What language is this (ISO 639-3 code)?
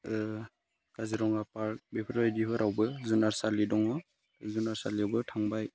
brx